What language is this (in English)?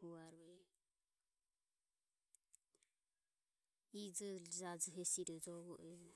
Ömie